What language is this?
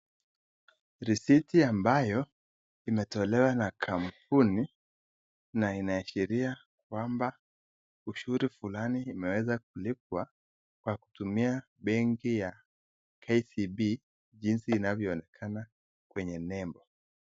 Swahili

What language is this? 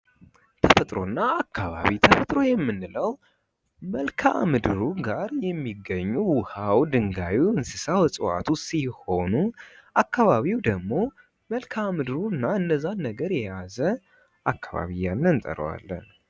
Amharic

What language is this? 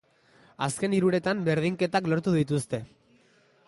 Basque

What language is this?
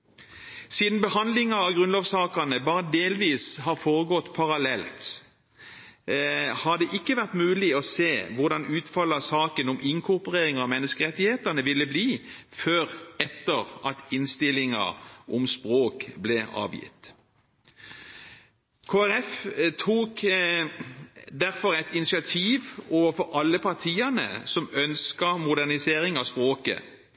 Norwegian Bokmål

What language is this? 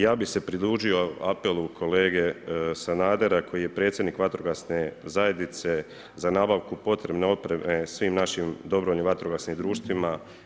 Croatian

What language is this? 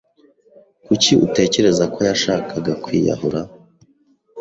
Kinyarwanda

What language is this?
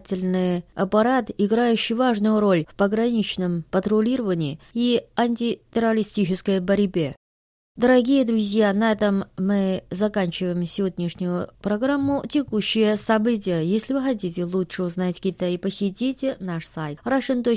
Russian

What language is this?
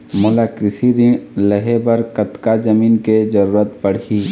Chhattisgarhi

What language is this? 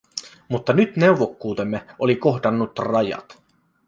Finnish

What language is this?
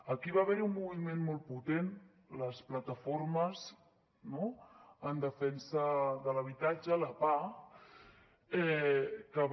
Catalan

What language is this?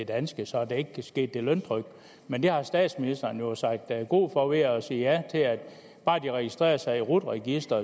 Danish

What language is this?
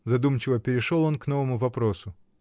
Russian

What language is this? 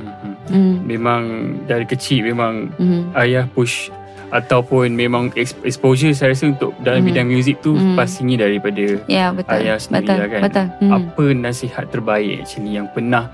Malay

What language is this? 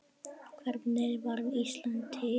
Icelandic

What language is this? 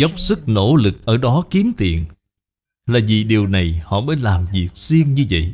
Vietnamese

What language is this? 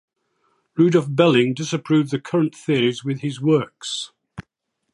English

